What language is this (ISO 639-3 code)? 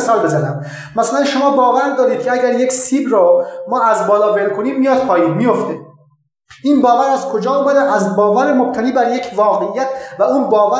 fas